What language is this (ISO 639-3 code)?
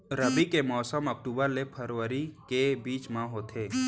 hne